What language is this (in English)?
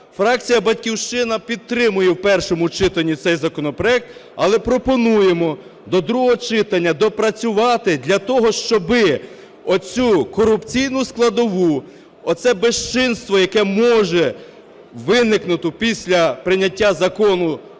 Ukrainian